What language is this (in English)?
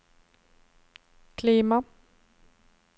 Norwegian